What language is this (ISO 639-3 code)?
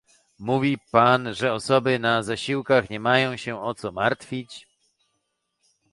pol